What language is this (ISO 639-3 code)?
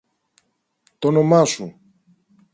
ell